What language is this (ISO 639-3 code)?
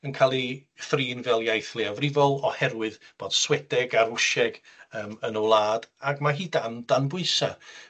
cym